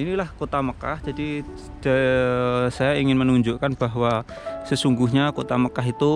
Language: Indonesian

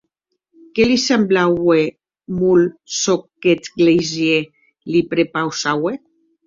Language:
Occitan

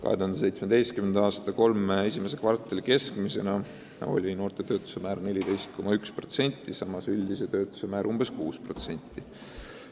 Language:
Estonian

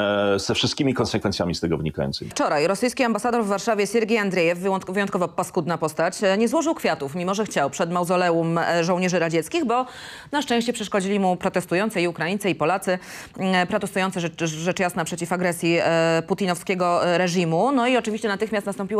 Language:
Polish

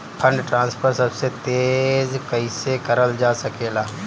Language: Bhojpuri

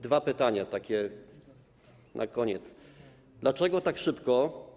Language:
Polish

